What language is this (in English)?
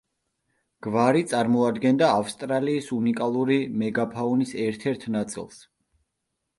Georgian